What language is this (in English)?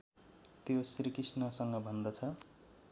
Nepali